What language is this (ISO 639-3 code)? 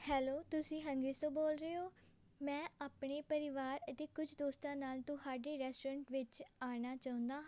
pan